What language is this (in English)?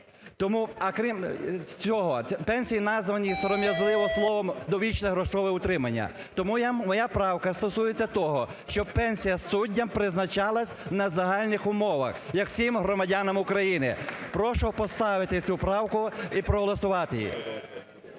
Ukrainian